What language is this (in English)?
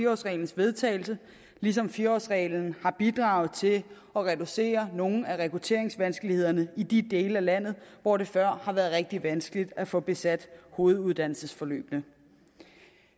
Danish